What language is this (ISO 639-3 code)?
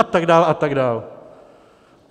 ces